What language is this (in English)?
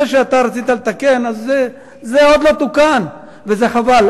Hebrew